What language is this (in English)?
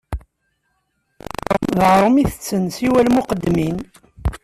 Kabyle